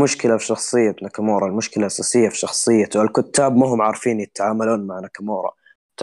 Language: Arabic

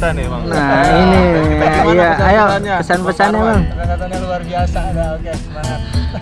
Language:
Indonesian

